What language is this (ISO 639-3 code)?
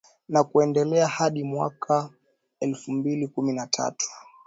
swa